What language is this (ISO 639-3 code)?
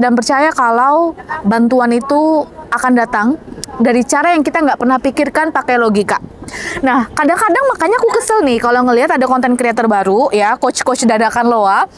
ind